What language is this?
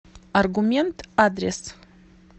Russian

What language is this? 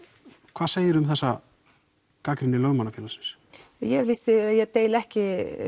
Icelandic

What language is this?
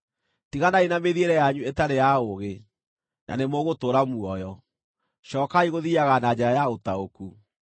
Kikuyu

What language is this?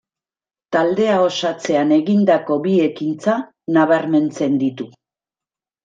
Basque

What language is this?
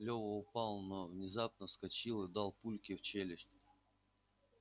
Russian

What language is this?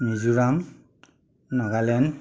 Assamese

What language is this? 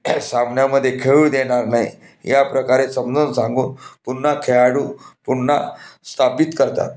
Marathi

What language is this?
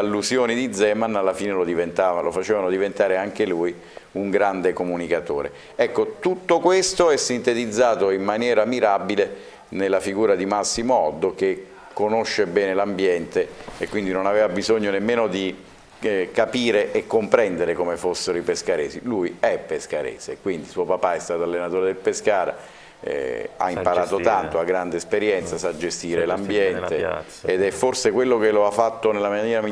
Italian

